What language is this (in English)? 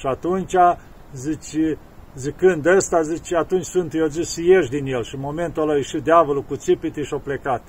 Romanian